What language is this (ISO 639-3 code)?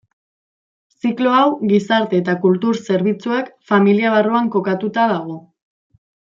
eus